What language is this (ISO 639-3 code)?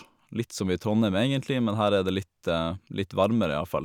nor